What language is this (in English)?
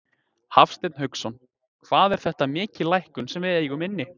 Icelandic